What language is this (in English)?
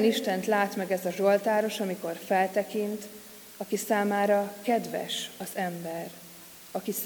Hungarian